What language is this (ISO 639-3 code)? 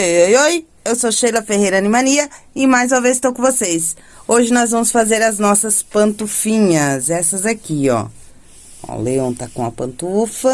por